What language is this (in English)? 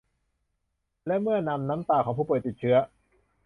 Thai